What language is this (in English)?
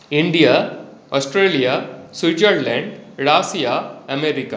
Sanskrit